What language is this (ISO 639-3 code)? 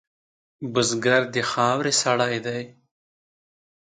pus